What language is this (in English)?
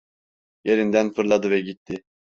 Turkish